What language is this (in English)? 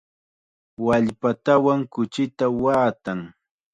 Chiquián Ancash Quechua